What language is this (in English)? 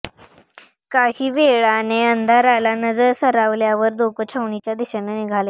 Marathi